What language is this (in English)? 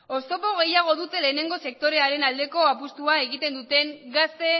Basque